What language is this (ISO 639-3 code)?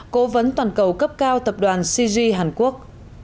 vie